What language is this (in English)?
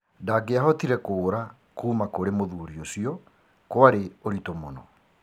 Kikuyu